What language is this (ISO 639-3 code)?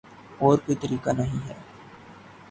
urd